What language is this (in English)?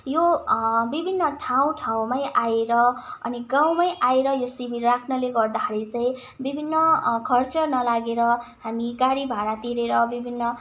Nepali